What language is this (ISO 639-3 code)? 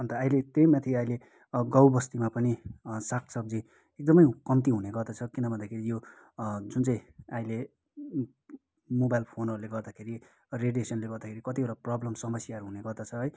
nep